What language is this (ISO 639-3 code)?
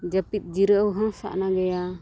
sat